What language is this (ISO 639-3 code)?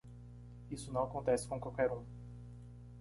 por